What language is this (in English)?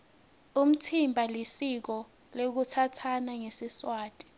Swati